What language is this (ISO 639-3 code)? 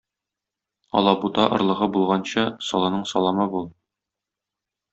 tat